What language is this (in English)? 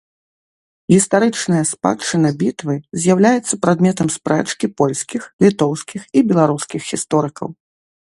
Belarusian